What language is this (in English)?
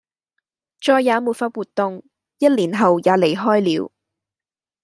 Cantonese